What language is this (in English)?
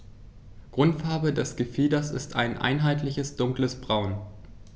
German